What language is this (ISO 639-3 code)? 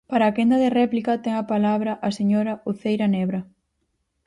glg